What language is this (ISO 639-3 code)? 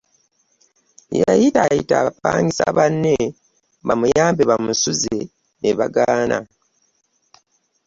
lug